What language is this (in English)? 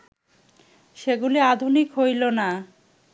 Bangla